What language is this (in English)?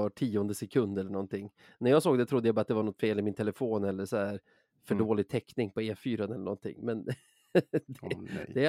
Swedish